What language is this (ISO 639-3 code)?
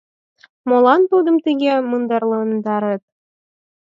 chm